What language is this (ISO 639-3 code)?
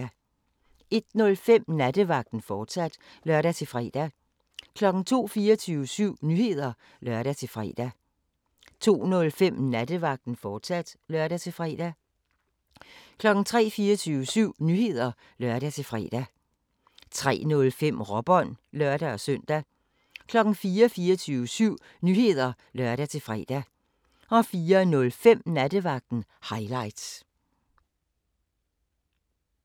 dan